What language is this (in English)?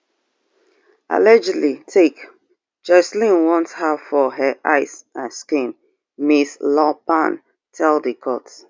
Nigerian Pidgin